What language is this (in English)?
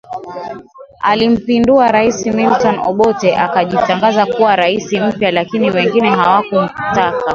Swahili